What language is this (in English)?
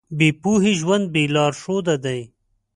Pashto